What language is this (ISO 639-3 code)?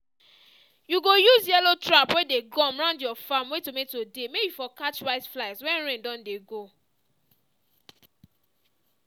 pcm